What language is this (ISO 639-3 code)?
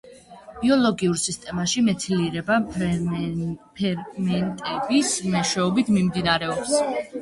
kat